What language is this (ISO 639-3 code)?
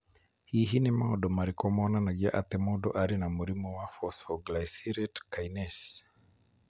kik